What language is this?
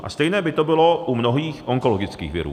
Czech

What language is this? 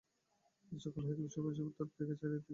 Bangla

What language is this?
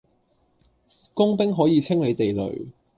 Cantonese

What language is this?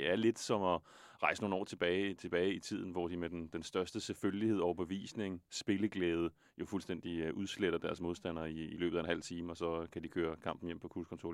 Danish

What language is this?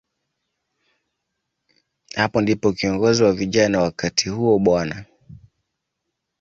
Swahili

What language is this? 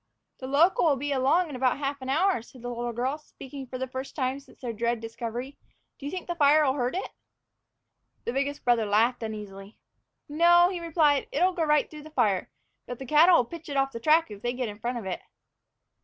English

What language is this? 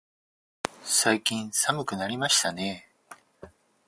Japanese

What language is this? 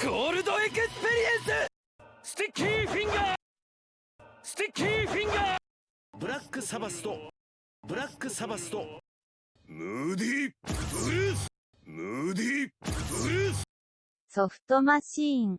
Japanese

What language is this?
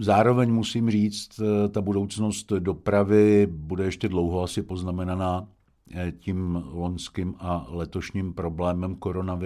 Czech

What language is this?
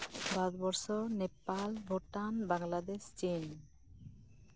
Santali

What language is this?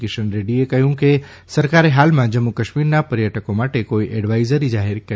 Gujarati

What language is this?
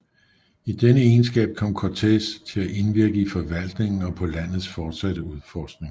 Danish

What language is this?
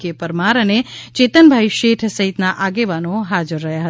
Gujarati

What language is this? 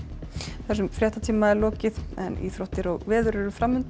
Icelandic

